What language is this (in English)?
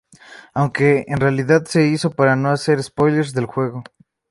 Spanish